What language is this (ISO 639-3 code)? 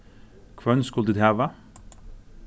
fao